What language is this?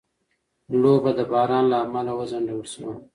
Pashto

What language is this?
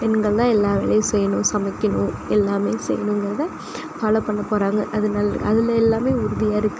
Tamil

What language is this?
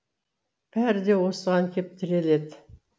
Kazakh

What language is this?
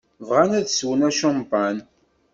Kabyle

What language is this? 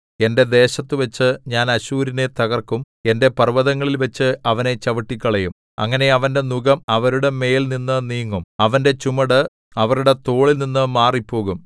Malayalam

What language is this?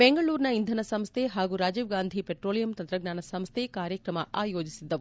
Kannada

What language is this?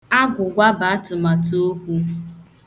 Igbo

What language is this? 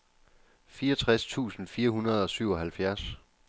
Danish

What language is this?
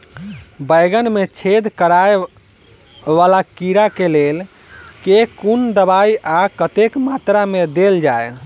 Maithili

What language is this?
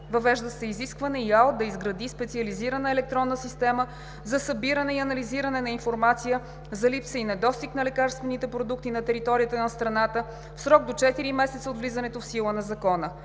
Bulgarian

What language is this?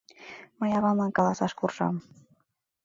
Mari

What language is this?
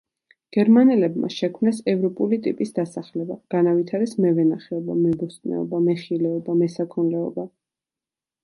Georgian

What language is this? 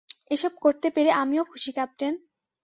Bangla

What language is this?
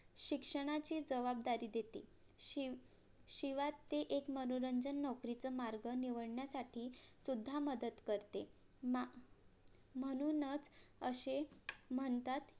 Marathi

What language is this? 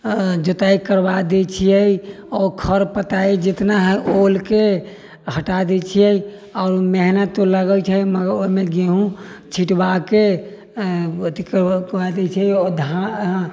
Maithili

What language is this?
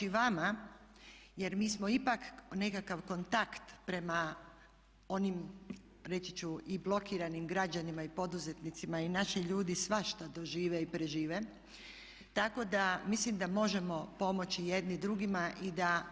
Croatian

